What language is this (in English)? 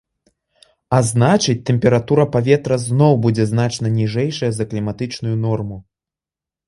Belarusian